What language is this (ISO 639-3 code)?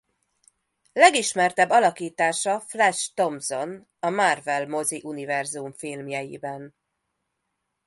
hun